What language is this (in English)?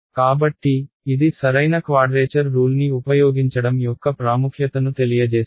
Telugu